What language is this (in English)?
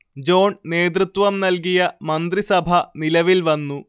Malayalam